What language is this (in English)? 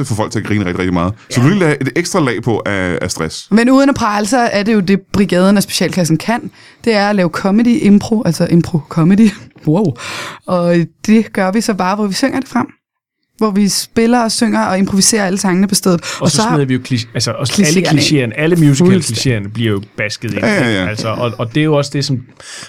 Danish